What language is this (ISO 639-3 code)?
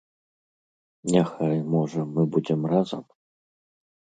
bel